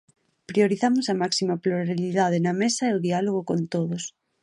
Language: Galician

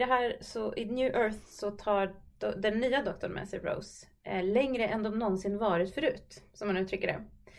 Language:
Swedish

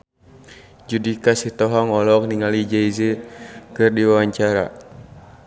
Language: Sundanese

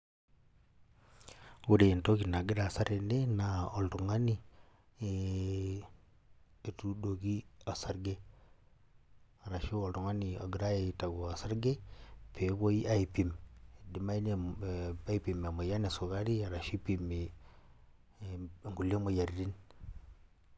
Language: Masai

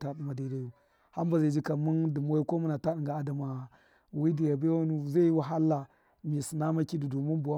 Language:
Miya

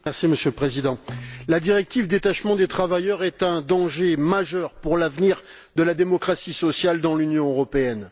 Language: French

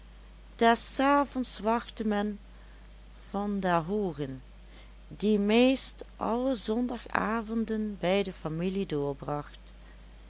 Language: Dutch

